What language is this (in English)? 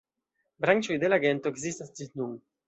Esperanto